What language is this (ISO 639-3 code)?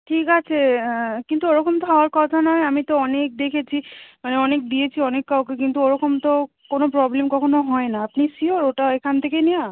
ben